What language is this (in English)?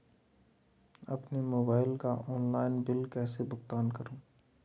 Hindi